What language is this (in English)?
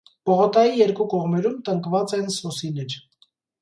Armenian